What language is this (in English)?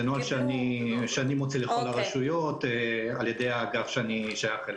Hebrew